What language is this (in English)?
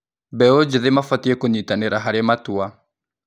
Kikuyu